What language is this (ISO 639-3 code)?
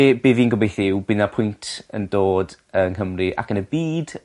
cym